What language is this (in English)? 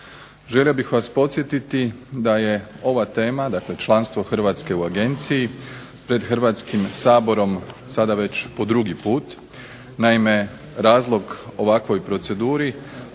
Croatian